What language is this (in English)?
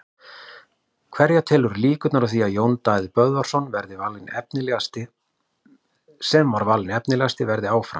Icelandic